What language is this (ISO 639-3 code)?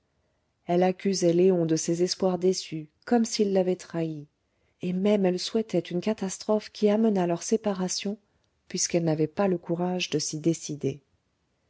fra